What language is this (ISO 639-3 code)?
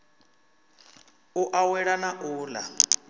ven